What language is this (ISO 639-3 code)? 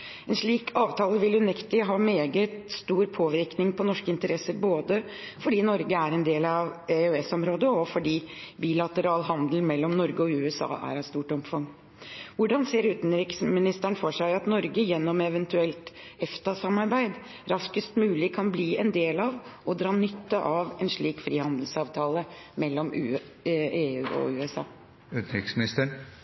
nob